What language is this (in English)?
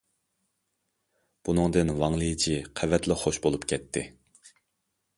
Uyghur